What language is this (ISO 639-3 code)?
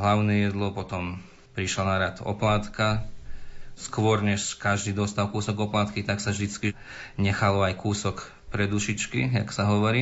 slk